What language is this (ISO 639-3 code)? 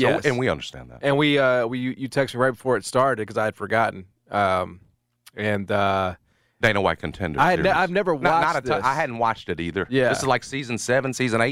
eng